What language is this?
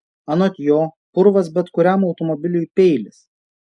Lithuanian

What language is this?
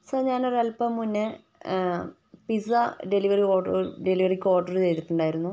Malayalam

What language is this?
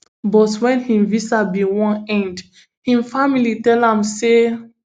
Nigerian Pidgin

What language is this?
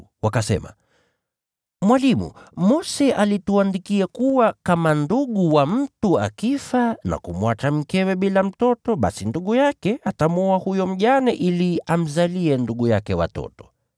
Swahili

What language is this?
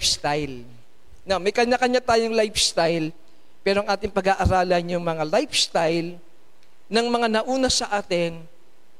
Filipino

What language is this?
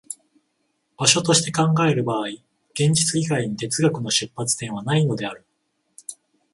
Japanese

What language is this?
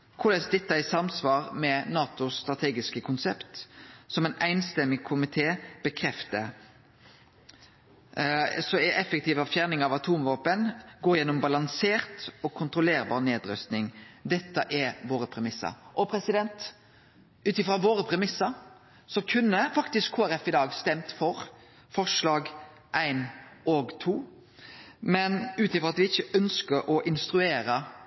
Norwegian Nynorsk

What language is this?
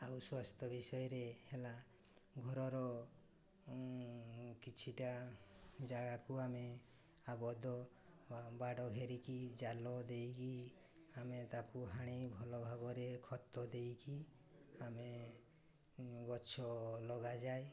Odia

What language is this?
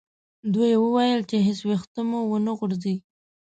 Pashto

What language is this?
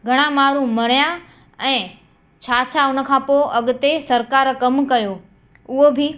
Sindhi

